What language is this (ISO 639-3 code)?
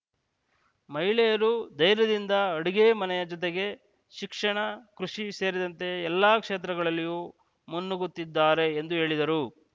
kan